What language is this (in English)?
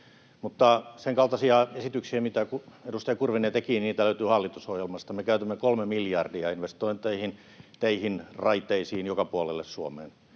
Finnish